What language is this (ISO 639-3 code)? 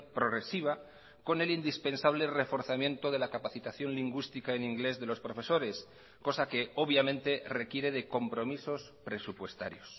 spa